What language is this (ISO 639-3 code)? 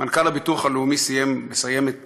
heb